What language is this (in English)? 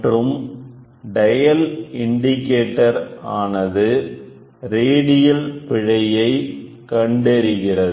Tamil